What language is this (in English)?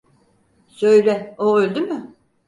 Turkish